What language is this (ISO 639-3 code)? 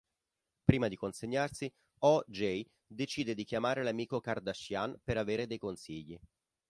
ita